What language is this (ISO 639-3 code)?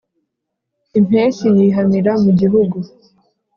kin